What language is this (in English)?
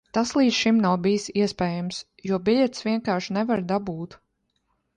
Latvian